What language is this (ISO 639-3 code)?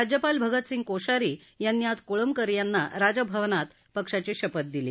mar